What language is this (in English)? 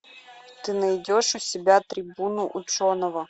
Russian